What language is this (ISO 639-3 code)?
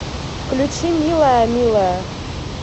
rus